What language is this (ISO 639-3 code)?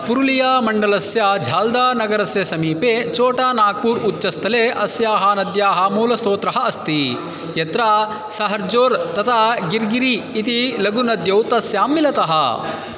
san